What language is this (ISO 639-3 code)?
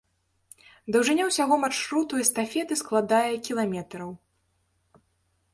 bel